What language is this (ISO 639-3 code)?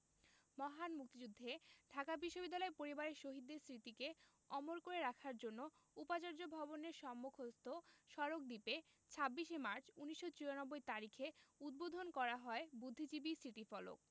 ben